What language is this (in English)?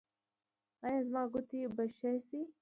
Pashto